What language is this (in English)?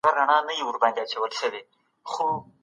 Pashto